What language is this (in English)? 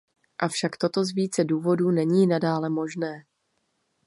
Czech